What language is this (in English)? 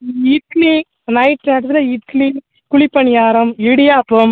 Tamil